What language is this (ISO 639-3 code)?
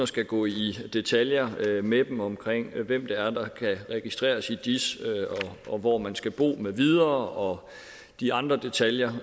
dan